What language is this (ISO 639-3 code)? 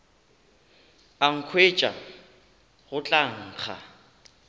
nso